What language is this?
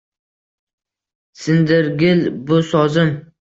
Uzbek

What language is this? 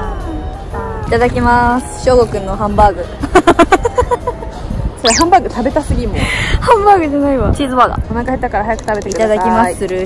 Japanese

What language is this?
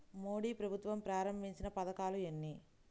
Telugu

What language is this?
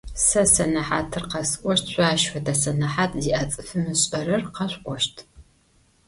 Adyghe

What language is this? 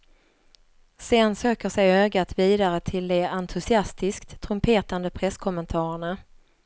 Swedish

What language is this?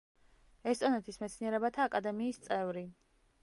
Georgian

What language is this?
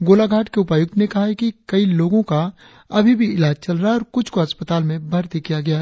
Hindi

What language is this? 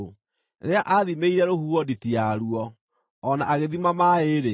Kikuyu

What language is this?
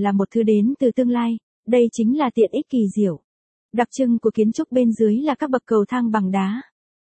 Vietnamese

